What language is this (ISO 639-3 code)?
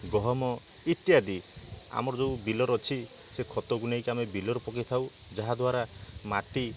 ori